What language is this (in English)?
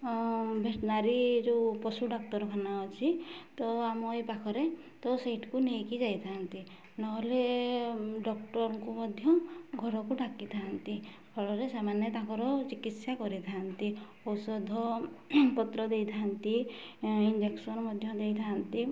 Odia